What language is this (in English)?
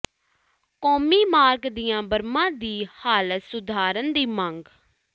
Punjabi